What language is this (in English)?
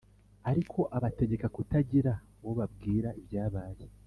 Kinyarwanda